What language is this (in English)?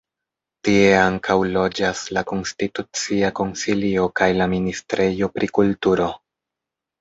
Esperanto